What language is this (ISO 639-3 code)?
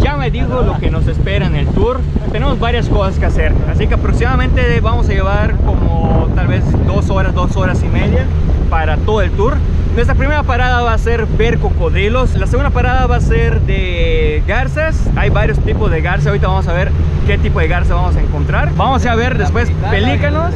spa